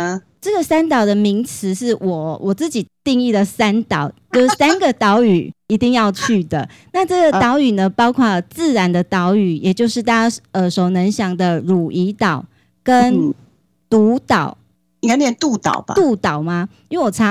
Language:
Chinese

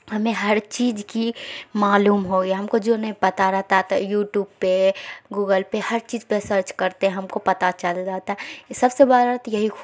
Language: Urdu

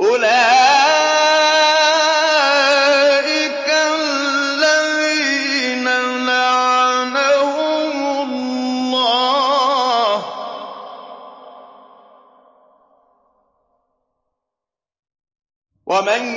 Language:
Arabic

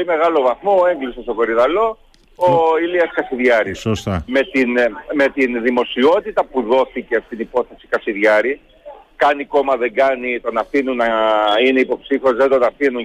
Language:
Greek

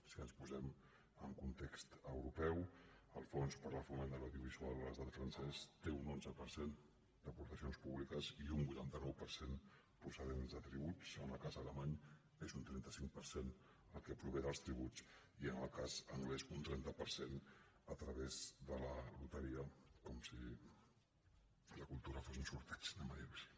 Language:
Catalan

